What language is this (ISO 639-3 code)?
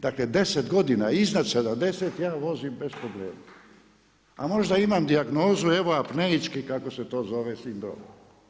hrv